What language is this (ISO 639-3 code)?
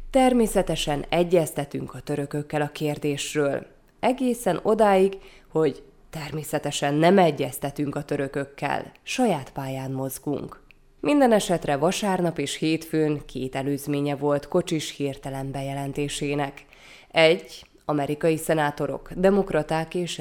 hun